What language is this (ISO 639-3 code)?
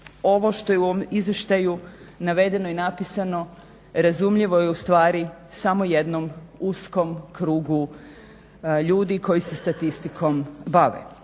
hrv